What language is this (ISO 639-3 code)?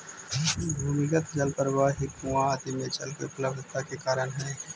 mag